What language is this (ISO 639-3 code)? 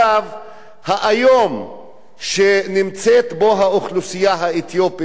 heb